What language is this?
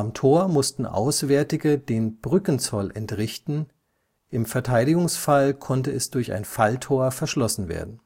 German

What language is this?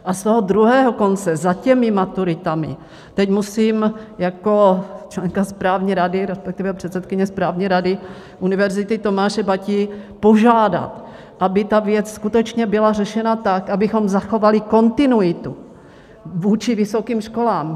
Czech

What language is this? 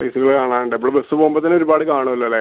Malayalam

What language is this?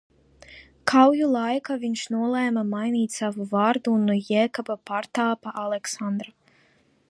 Latvian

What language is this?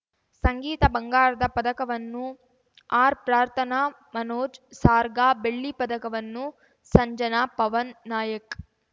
Kannada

